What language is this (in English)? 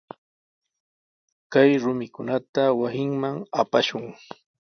Sihuas Ancash Quechua